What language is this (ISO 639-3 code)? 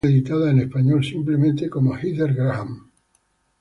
spa